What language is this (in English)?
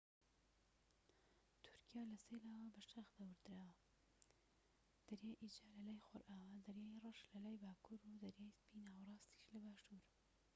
Central Kurdish